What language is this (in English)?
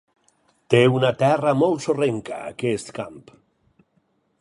Catalan